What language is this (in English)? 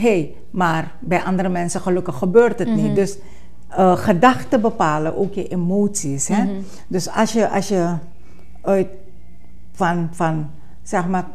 Dutch